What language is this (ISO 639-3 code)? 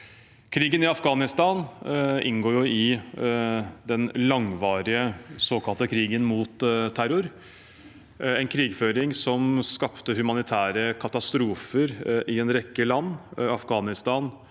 nor